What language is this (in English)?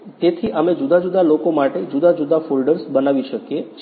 Gujarati